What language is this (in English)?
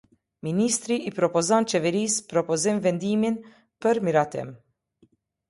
Albanian